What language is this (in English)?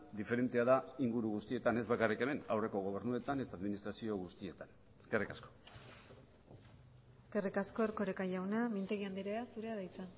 Basque